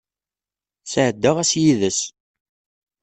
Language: Kabyle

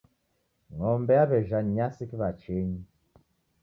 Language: Taita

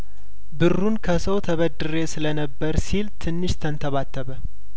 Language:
Amharic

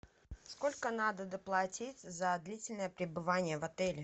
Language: Russian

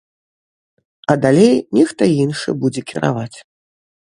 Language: Belarusian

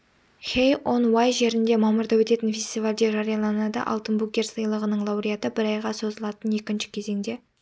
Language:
Kazakh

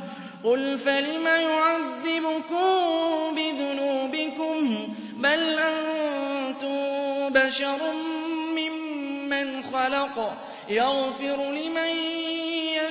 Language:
Arabic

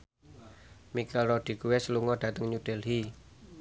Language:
Javanese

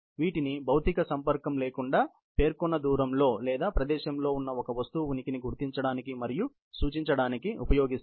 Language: Telugu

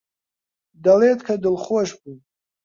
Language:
Central Kurdish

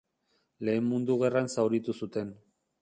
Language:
Basque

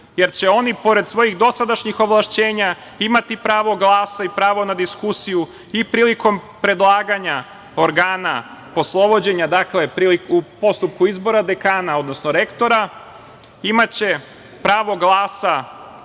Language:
Serbian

